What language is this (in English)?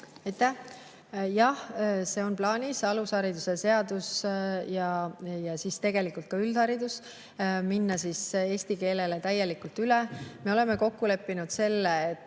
Estonian